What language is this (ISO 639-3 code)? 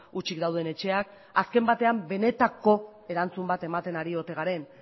eus